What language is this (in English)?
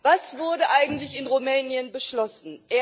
German